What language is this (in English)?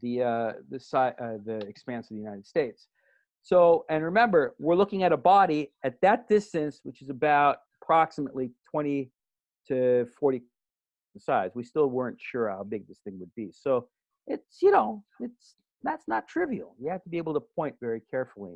English